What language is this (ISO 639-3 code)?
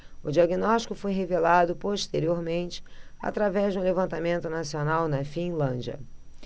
por